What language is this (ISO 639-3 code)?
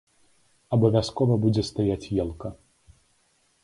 bel